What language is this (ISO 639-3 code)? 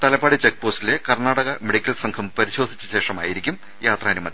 mal